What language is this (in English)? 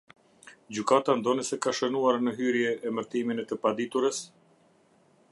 Albanian